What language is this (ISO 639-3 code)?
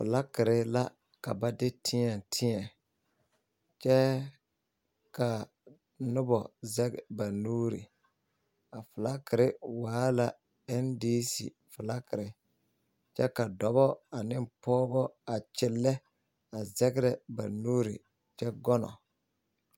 dga